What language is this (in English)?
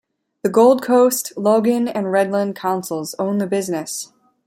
English